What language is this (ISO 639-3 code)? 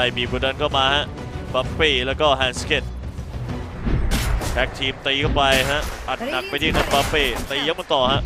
tha